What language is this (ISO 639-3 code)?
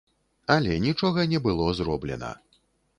bel